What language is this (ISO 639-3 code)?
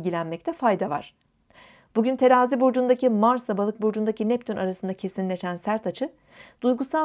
tur